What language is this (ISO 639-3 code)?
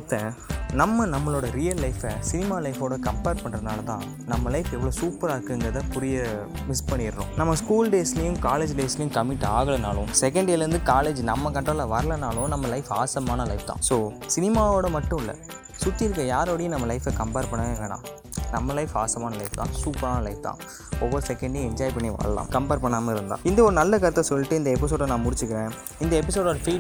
tam